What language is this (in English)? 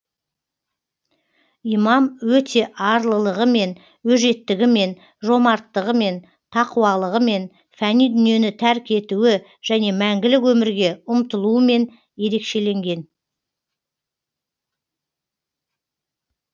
Kazakh